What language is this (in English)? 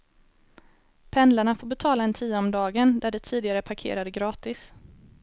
Swedish